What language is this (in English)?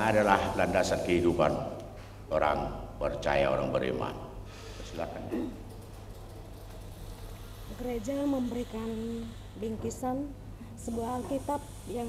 Indonesian